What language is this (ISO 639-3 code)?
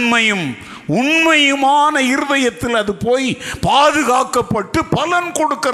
tam